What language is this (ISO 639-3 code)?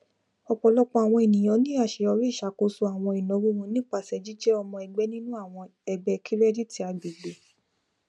yor